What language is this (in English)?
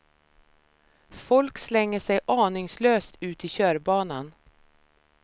Swedish